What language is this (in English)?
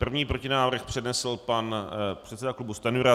Czech